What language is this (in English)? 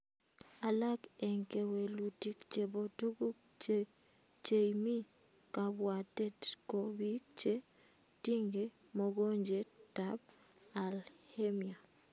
Kalenjin